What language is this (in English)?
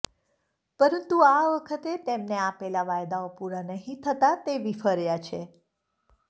Gujarati